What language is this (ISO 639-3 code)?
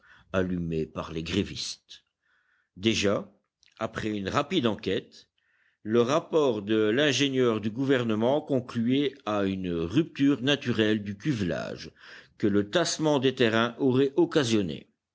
fra